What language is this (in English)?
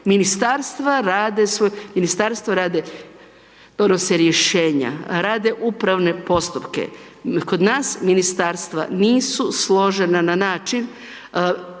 Croatian